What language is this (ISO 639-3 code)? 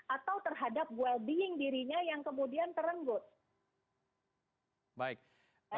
ind